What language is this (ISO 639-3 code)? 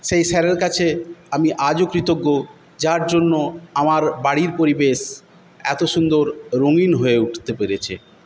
ben